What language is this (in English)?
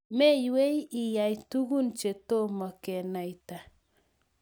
Kalenjin